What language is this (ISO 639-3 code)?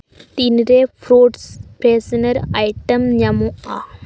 sat